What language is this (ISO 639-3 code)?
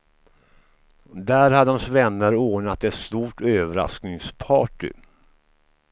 swe